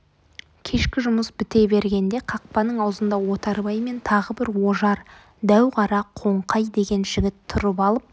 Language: Kazakh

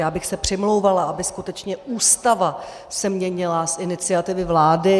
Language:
Czech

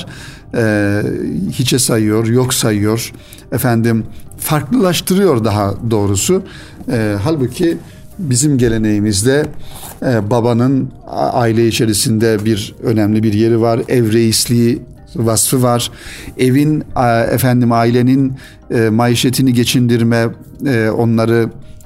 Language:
Turkish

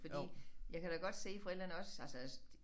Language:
Danish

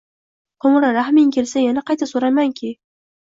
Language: Uzbek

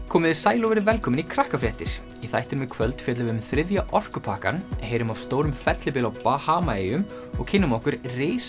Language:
Icelandic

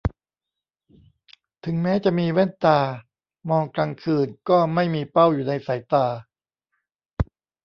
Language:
Thai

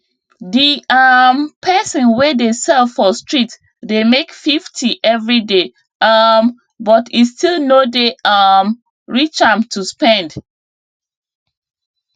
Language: Nigerian Pidgin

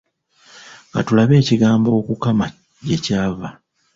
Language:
Ganda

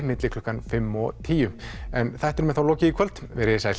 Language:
Icelandic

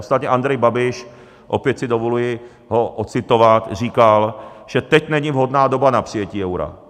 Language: Czech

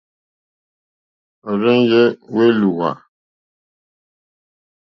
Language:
Mokpwe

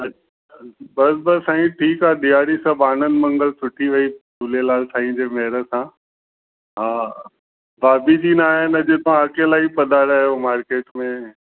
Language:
Sindhi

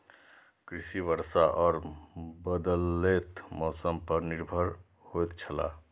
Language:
Maithili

